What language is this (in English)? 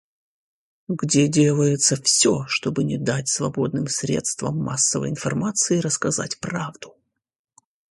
Russian